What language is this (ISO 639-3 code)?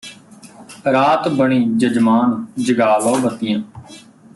pan